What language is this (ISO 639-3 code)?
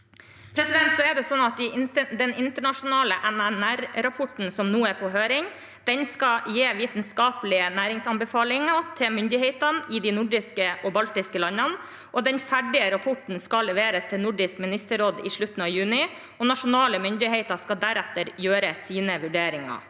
nor